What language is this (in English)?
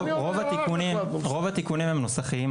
Hebrew